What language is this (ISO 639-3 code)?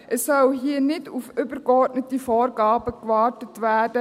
gsw